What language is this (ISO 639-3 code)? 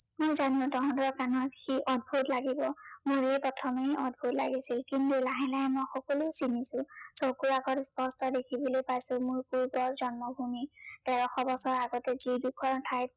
asm